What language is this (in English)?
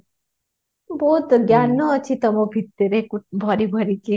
Odia